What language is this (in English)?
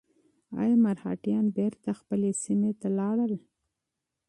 Pashto